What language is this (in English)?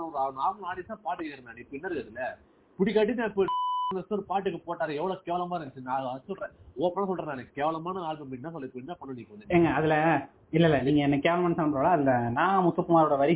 Tamil